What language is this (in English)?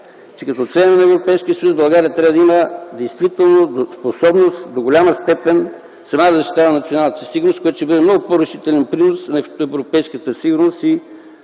Bulgarian